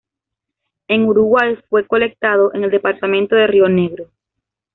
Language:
Spanish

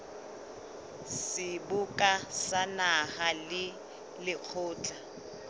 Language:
Southern Sotho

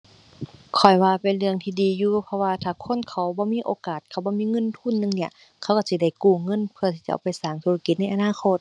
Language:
Thai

